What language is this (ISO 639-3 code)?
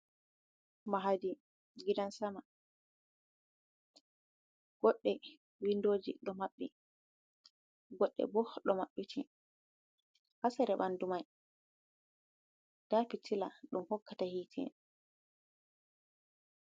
ful